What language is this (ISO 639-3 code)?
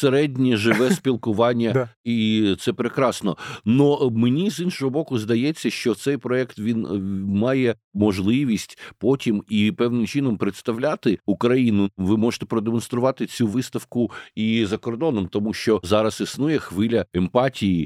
ukr